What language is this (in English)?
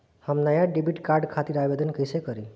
Bhojpuri